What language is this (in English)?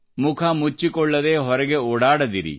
Kannada